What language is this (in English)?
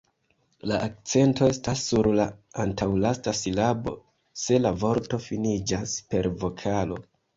Esperanto